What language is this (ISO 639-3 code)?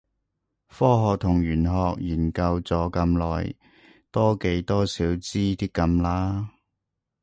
yue